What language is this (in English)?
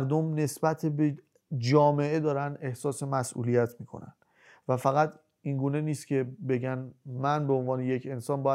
Persian